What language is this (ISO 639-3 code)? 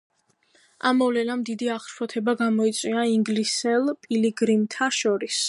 kat